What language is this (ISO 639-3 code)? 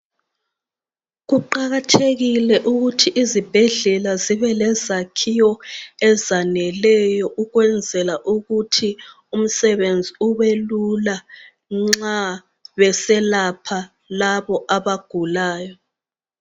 nde